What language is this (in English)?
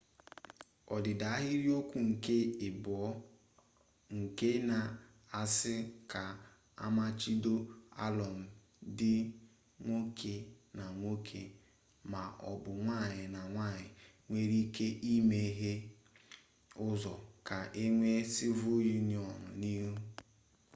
Igbo